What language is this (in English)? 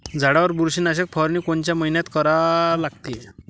Marathi